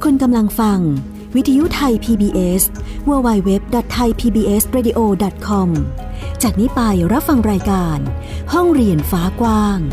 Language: Thai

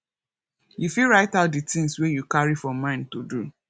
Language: Nigerian Pidgin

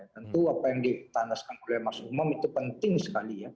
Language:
Indonesian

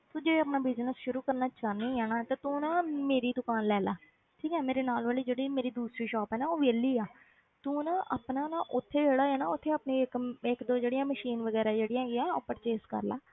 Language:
Punjabi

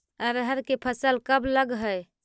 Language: Magahi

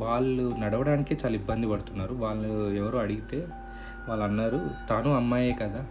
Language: Telugu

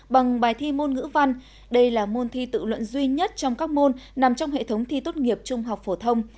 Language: Vietnamese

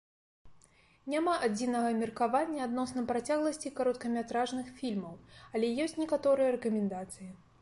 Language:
Belarusian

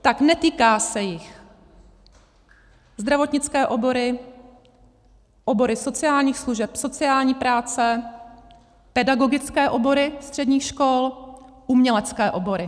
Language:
Czech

